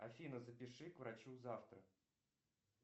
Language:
Russian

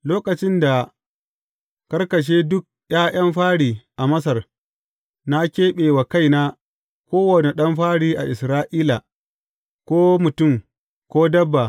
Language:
Hausa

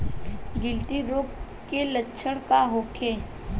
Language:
Bhojpuri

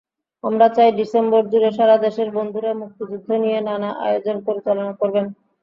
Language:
Bangla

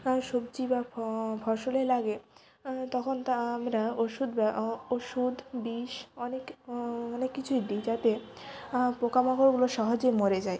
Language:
Bangla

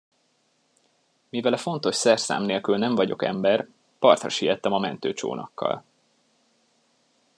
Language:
Hungarian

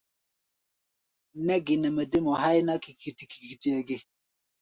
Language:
Gbaya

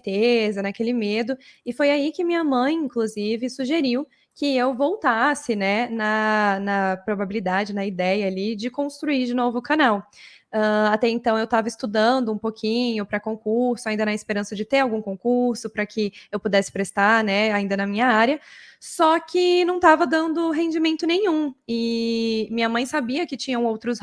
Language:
Portuguese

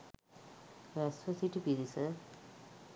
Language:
Sinhala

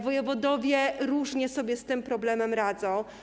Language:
Polish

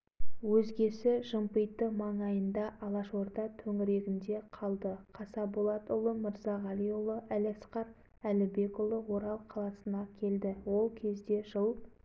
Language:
Kazakh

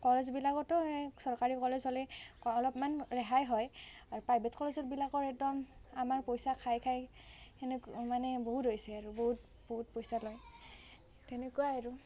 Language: Assamese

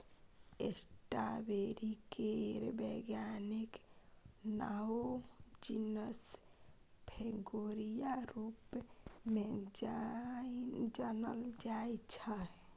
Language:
Maithili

